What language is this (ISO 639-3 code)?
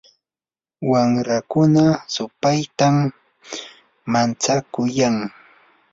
qur